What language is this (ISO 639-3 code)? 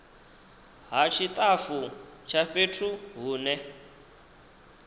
ven